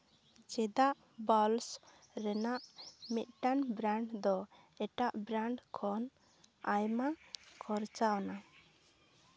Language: Santali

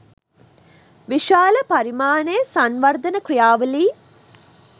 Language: Sinhala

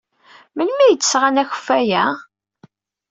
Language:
Kabyle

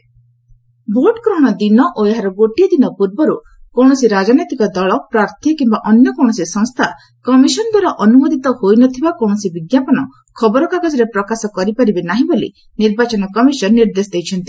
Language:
Odia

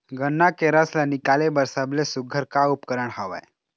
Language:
Chhattisgarhi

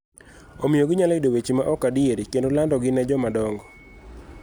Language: Luo (Kenya and Tanzania)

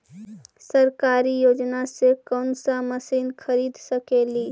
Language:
Magahi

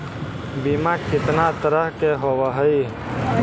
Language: Magahi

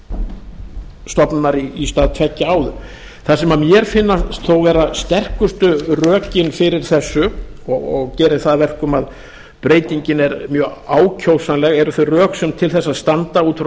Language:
Icelandic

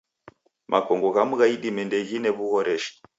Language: Taita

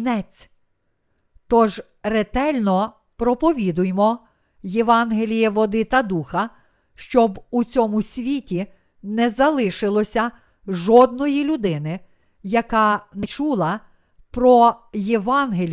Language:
Ukrainian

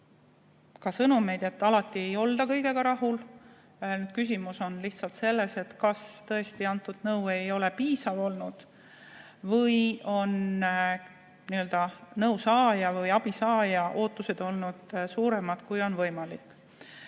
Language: Estonian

